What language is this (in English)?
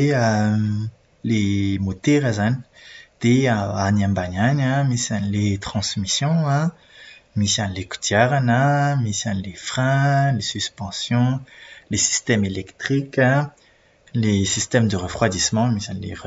Malagasy